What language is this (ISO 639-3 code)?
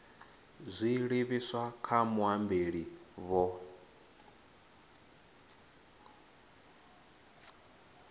ven